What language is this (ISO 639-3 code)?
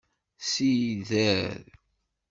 kab